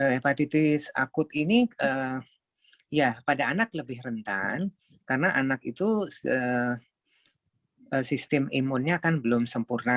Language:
Indonesian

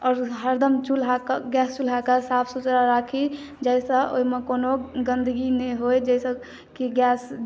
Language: Maithili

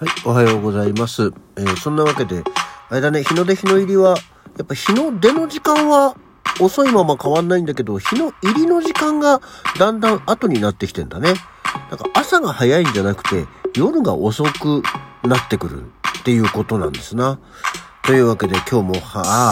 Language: Japanese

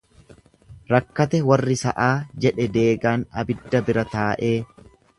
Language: Oromo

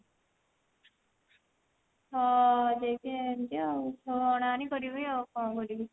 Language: Odia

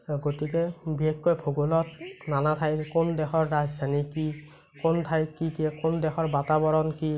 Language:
Assamese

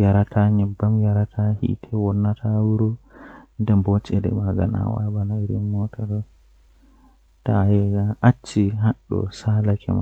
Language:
Western Niger Fulfulde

